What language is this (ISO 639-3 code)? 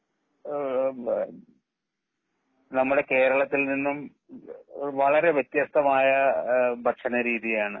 mal